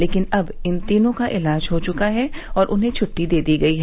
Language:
Hindi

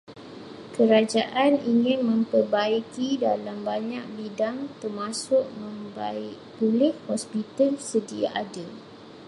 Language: Malay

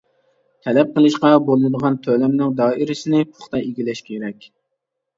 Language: Uyghur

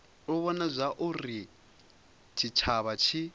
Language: Venda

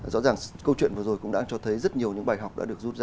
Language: Vietnamese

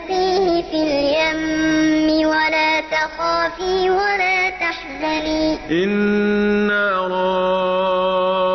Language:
Arabic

